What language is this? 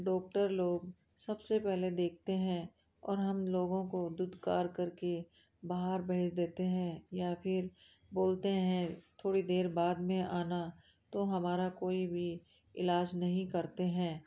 Hindi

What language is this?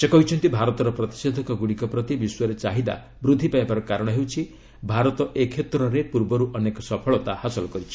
Odia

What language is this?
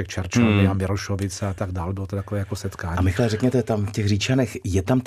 Czech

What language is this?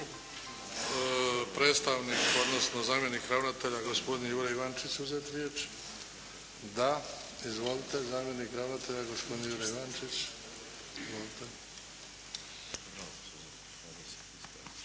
Croatian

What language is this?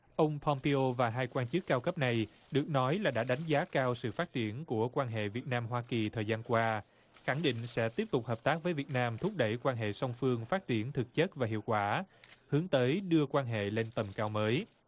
Vietnamese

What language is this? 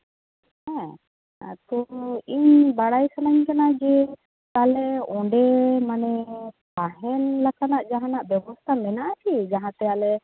Santali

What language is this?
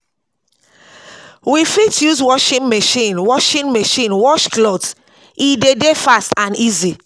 Nigerian Pidgin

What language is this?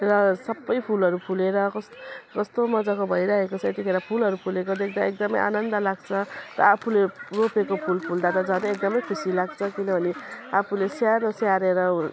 Nepali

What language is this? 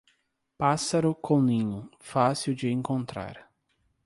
Portuguese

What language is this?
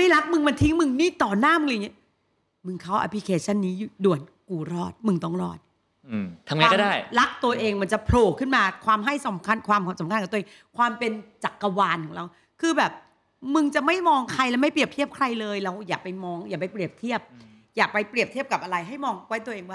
Thai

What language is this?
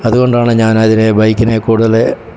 Malayalam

